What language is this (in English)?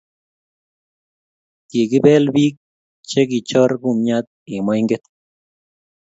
Kalenjin